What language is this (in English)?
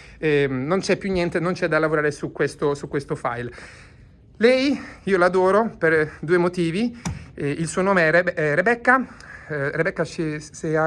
Italian